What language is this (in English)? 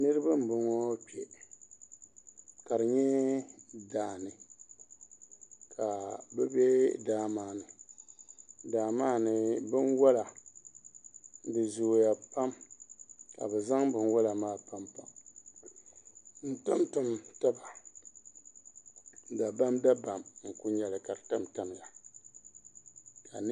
Dagbani